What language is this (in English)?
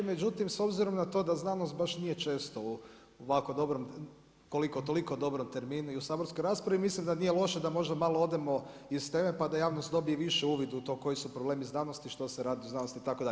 Croatian